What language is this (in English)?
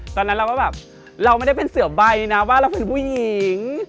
Thai